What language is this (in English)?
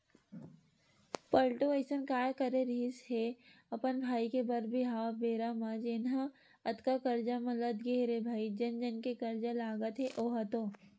Chhattisgarhi